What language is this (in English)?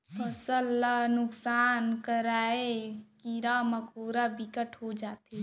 Chhattisgarhi